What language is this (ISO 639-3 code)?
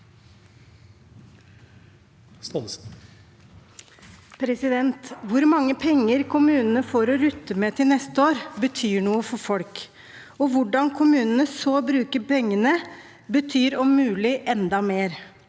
nor